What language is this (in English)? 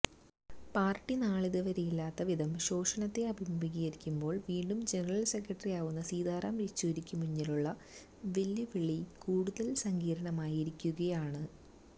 Malayalam